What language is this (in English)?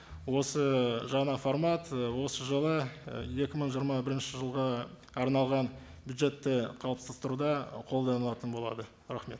Kazakh